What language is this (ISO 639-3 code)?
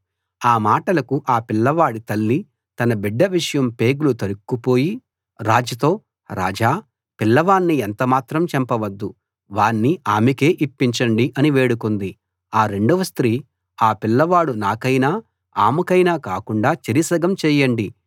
tel